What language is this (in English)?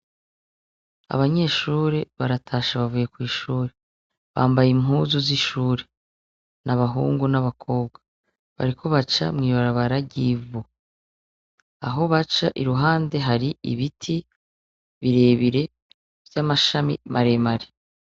Rundi